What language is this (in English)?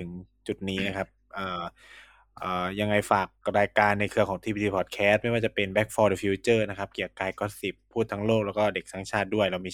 Thai